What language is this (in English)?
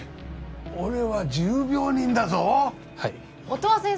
Japanese